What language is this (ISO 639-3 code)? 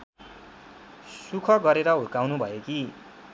nep